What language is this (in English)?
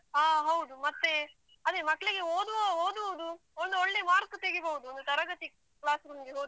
Kannada